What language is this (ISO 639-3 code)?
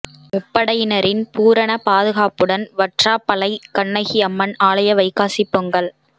tam